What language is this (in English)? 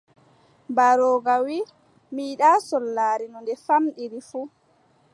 Adamawa Fulfulde